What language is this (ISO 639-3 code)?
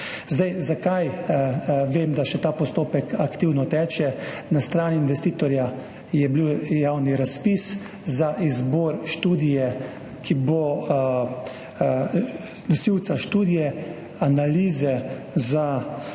slv